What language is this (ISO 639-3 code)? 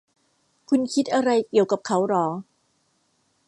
tha